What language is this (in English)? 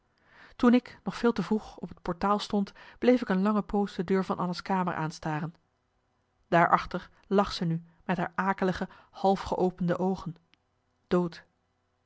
Dutch